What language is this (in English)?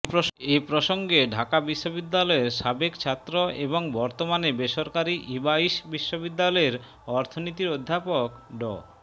Bangla